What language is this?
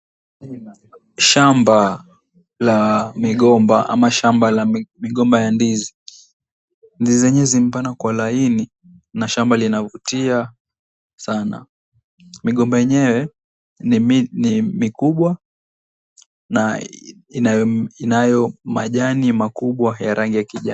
Swahili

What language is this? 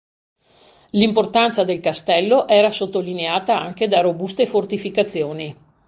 Italian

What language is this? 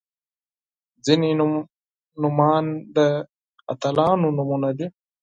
Pashto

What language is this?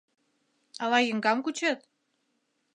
Mari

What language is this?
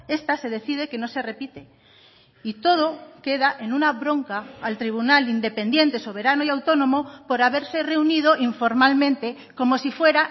Spanish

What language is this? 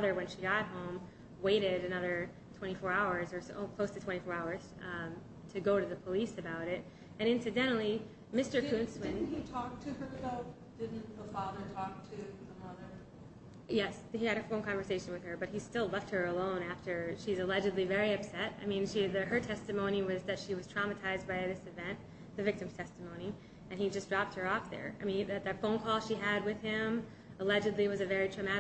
English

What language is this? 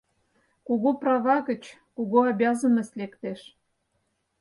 Mari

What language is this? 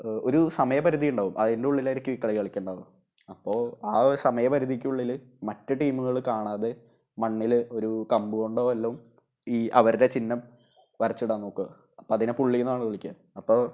Malayalam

